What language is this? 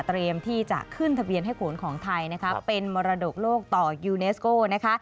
Thai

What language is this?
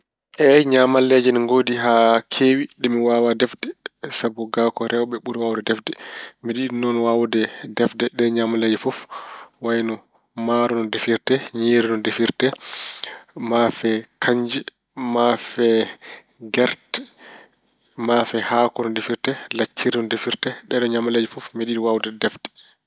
Fula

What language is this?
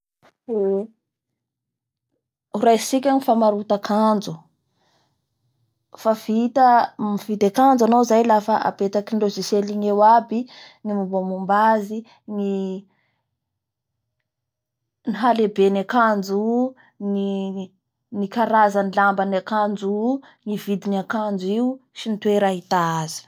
Bara Malagasy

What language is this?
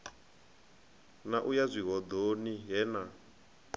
Venda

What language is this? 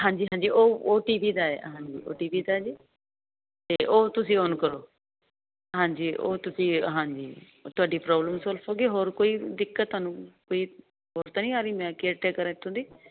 Punjabi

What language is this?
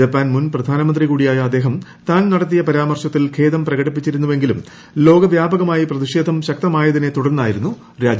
Malayalam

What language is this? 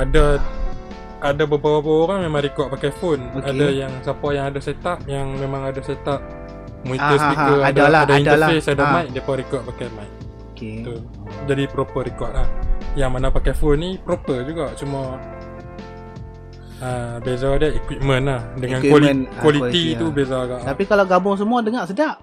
Malay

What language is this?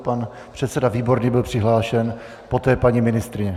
Czech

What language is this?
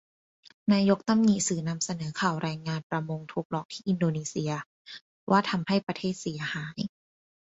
Thai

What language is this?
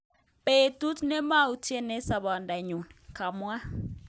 Kalenjin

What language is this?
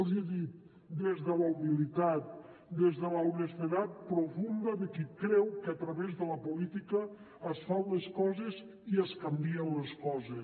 Catalan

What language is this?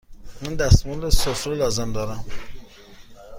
Persian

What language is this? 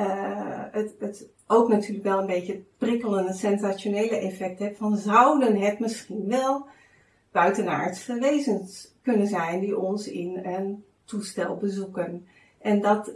Dutch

